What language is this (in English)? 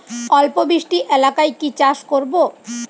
Bangla